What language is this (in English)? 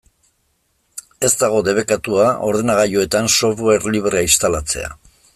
Basque